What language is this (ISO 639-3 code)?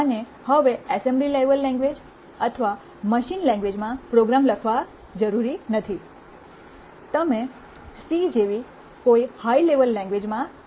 guj